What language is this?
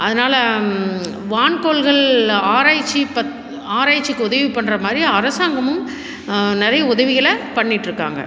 Tamil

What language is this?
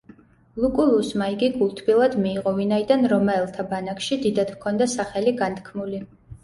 Georgian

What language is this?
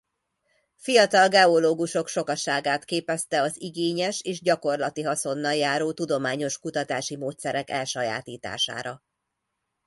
Hungarian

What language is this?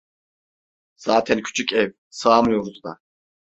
Turkish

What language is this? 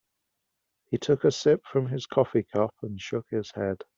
English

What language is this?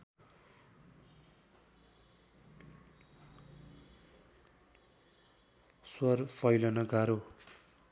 Nepali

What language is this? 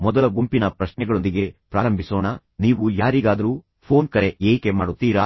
Kannada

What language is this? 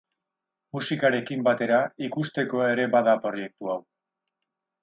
Basque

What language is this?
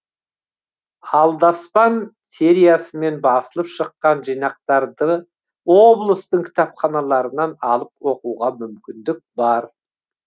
Kazakh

